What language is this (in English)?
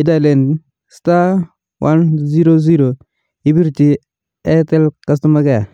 Kalenjin